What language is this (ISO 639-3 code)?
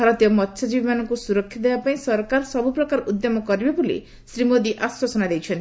ori